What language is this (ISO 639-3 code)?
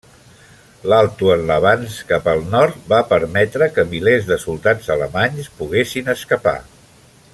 cat